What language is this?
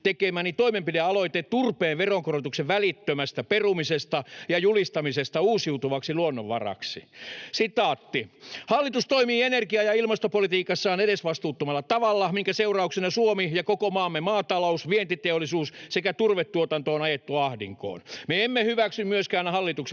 Finnish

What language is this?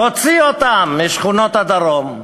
Hebrew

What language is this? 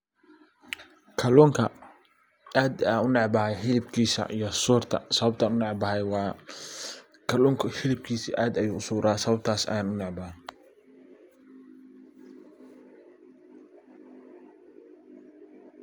Somali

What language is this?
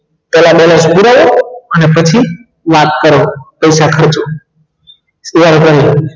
Gujarati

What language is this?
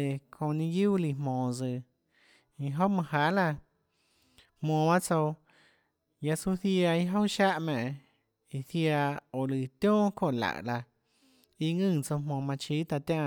Tlacoatzintepec Chinantec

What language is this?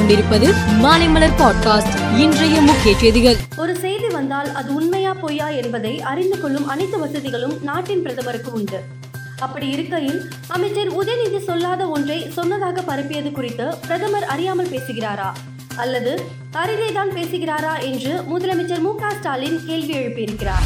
Tamil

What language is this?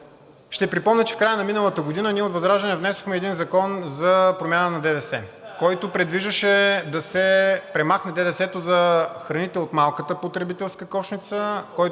Bulgarian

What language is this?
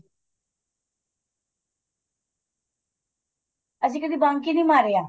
Punjabi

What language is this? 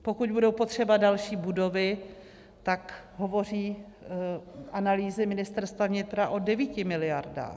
Czech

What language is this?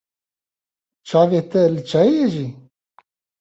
Kurdish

